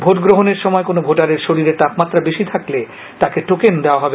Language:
Bangla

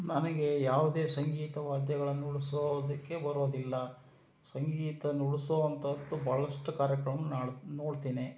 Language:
Kannada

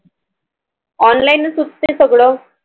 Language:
Marathi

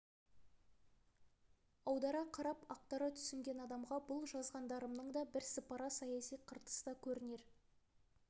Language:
Kazakh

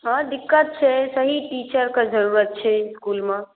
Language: Maithili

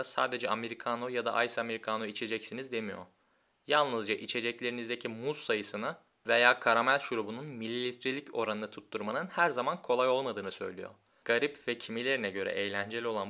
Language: Turkish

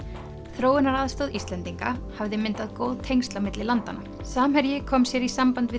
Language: Icelandic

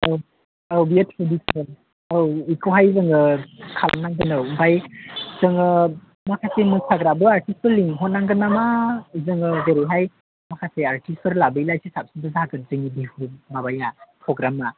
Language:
Bodo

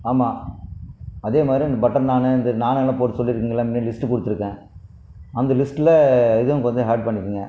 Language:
Tamil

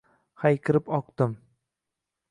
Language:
Uzbek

